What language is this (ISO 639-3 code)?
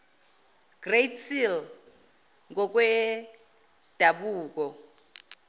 zul